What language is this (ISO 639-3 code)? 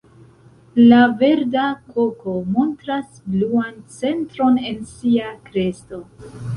epo